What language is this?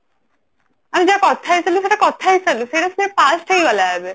Odia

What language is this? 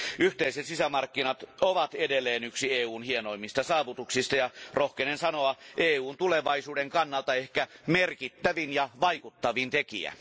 Finnish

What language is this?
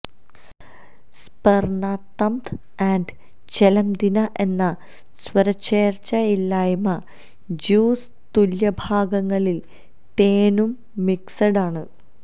Malayalam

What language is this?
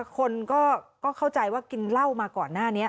Thai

